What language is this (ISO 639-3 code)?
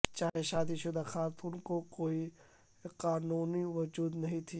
urd